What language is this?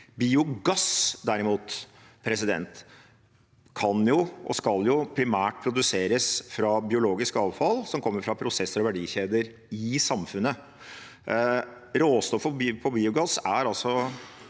Norwegian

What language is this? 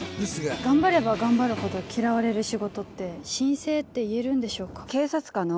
Japanese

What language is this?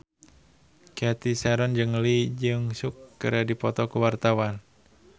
Sundanese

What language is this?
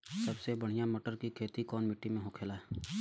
Bhojpuri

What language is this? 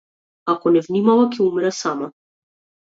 Macedonian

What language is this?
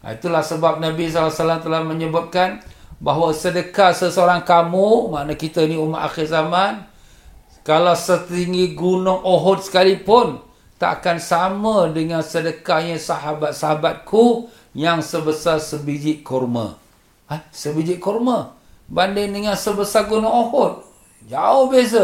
Malay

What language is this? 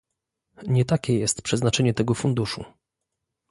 Polish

